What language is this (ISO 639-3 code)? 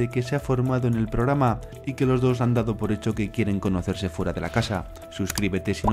spa